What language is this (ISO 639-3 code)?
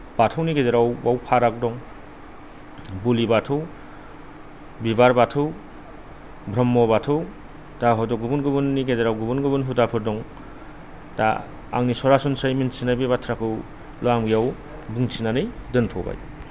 brx